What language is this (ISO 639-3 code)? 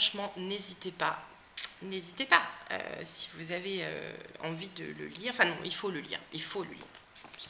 fra